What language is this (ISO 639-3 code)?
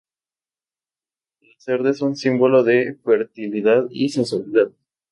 spa